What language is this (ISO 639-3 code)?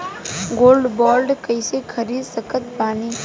bho